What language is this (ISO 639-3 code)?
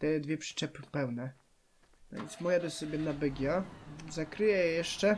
pol